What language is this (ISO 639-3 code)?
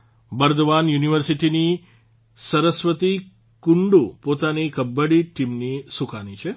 guj